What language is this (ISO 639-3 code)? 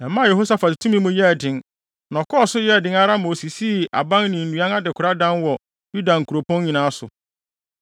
aka